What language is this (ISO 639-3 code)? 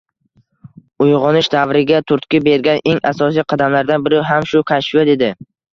uzb